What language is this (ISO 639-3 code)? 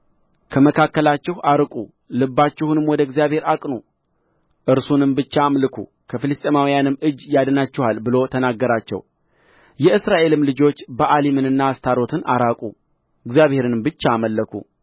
amh